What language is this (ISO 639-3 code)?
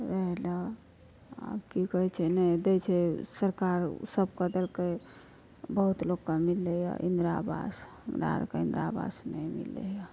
mai